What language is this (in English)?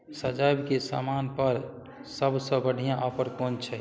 Maithili